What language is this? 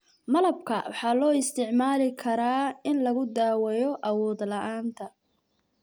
Somali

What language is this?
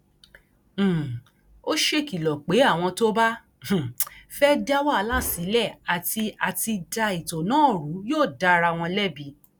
Yoruba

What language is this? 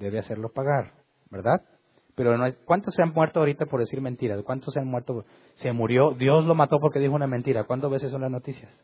Spanish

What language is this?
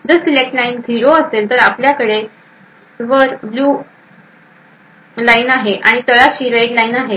Marathi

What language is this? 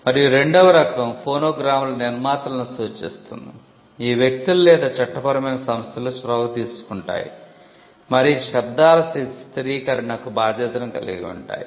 Telugu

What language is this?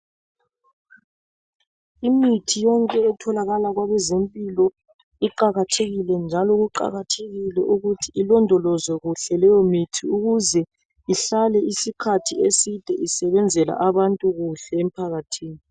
North Ndebele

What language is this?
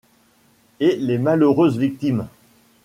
French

